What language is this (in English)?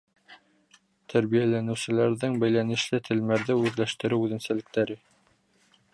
Bashkir